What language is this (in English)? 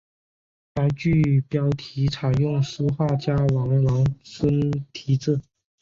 Chinese